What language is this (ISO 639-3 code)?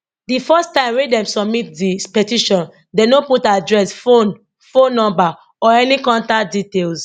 pcm